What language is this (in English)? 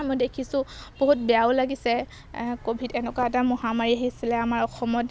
Assamese